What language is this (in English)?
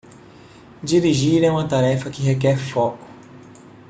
Portuguese